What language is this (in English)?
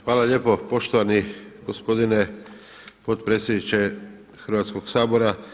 Croatian